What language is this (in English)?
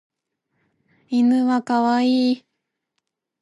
Japanese